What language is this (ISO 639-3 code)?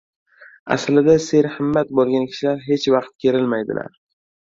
uzb